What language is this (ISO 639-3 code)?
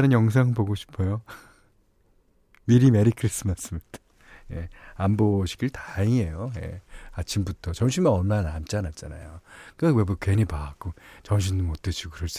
kor